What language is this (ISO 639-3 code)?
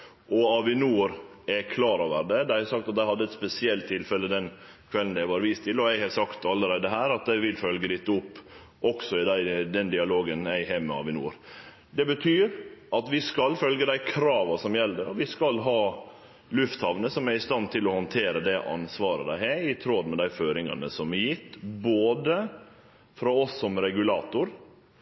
nno